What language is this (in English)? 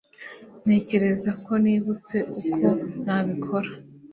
Kinyarwanda